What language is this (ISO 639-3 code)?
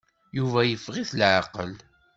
kab